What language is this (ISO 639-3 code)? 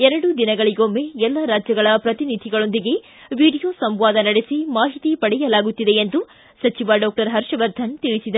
kan